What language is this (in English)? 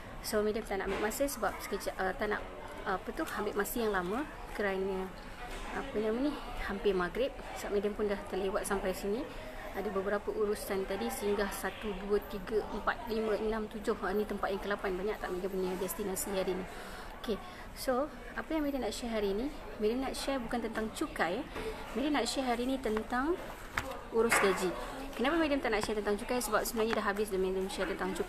Malay